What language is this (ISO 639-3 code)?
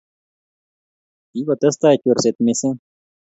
kln